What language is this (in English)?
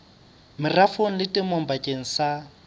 Southern Sotho